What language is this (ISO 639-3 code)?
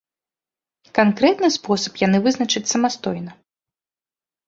bel